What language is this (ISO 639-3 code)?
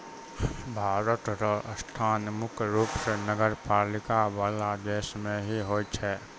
mai